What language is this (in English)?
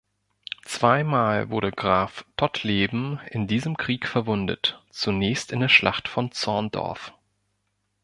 German